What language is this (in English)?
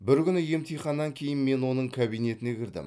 Kazakh